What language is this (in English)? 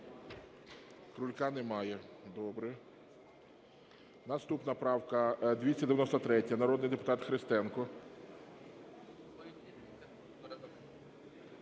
Ukrainian